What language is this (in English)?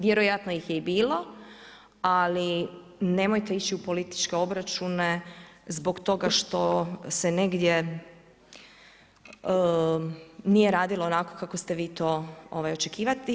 Croatian